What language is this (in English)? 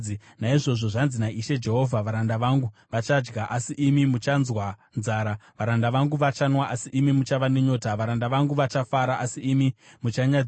Shona